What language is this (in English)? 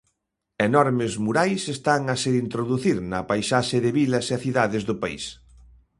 Galician